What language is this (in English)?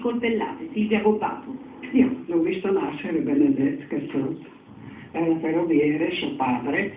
Italian